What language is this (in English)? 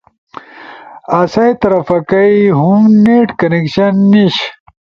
Ushojo